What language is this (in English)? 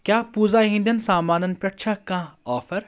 Kashmiri